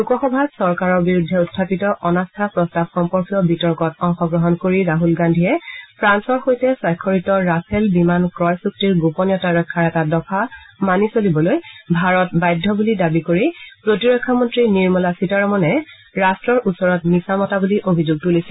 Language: Assamese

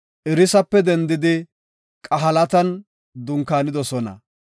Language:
Gofa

